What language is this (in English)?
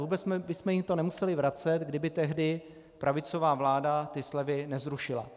Czech